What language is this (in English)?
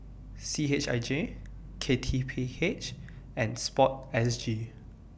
English